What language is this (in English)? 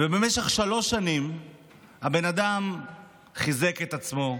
Hebrew